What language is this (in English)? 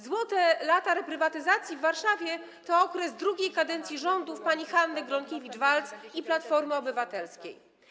Polish